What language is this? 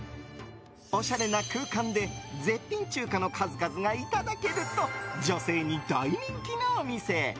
Japanese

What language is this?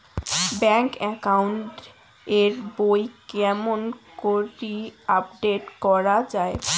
Bangla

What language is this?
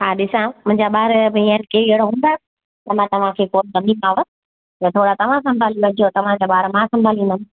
Sindhi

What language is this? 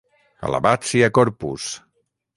Catalan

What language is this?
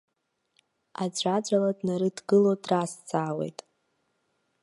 Abkhazian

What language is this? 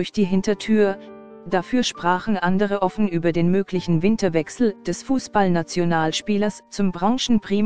German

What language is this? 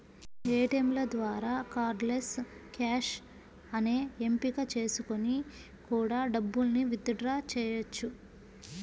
Telugu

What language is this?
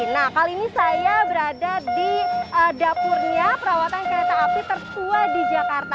Indonesian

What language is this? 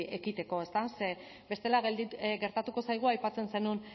Basque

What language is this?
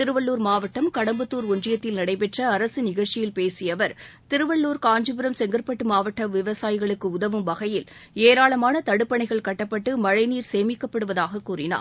Tamil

